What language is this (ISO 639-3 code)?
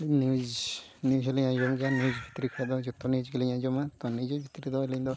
sat